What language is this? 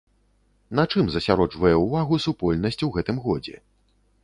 Belarusian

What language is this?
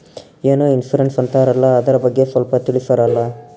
Kannada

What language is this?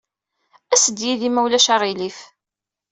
Kabyle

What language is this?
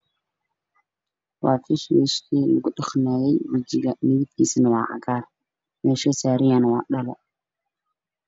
Somali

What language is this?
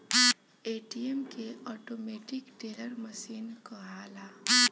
Bhojpuri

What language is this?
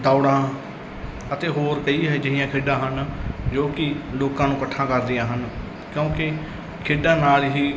Punjabi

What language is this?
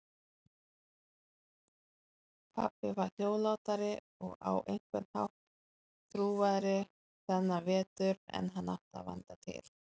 Icelandic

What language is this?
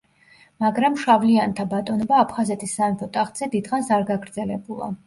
Georgian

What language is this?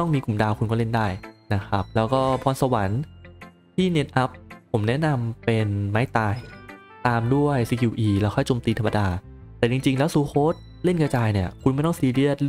Thai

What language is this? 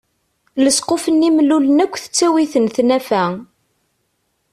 Kabyle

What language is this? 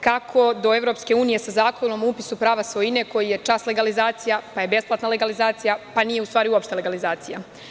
Serbian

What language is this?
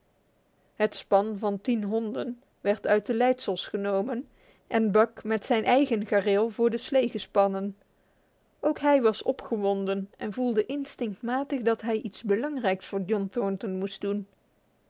Dutch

